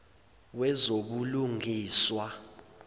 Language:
Zulu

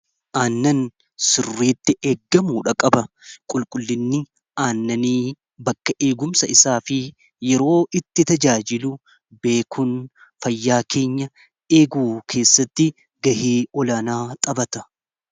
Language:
Oromo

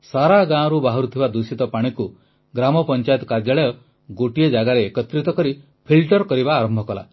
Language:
Odia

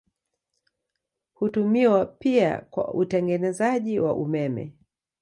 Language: Swahili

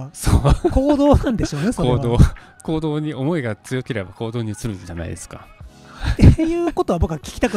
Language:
Japanese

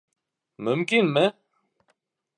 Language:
Bashkir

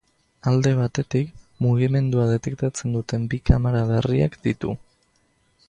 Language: Basque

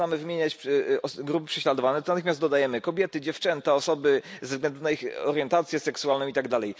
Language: Polish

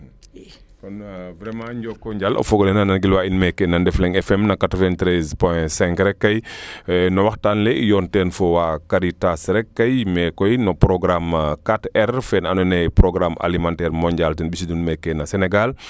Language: Serer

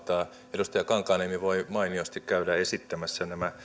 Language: Finnish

